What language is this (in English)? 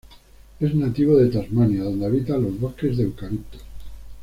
Spanish